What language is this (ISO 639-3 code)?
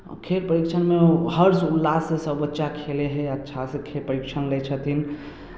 mai